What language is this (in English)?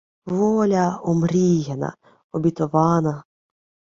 Ukrainian